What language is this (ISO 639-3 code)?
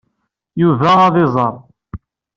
kab